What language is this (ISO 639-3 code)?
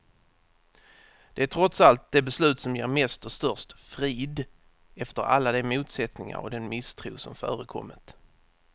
swe